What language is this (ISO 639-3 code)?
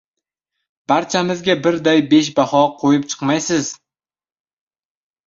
uzb